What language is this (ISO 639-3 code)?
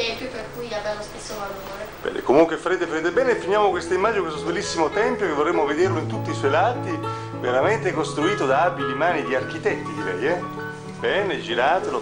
ita